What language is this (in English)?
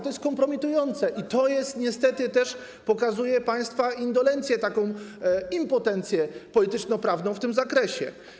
Polish